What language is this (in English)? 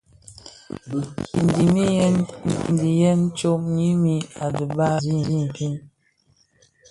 Bafia